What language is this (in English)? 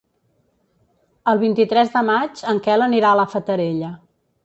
Catalan